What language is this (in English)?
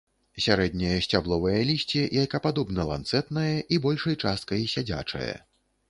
Belarusian